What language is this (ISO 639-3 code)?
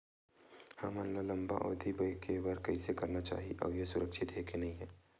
hne